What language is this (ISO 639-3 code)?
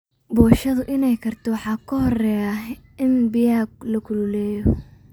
som